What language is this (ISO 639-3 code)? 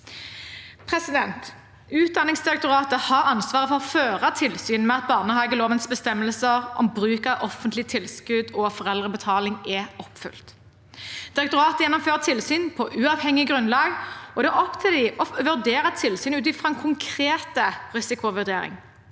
nor